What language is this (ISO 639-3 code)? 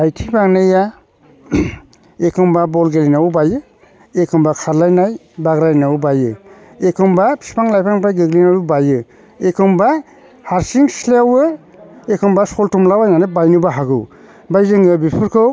brx